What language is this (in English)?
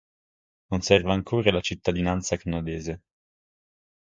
Italian